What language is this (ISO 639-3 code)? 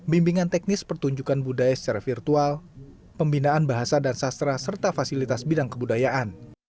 ind